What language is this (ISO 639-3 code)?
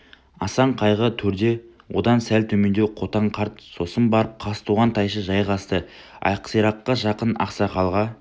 kaz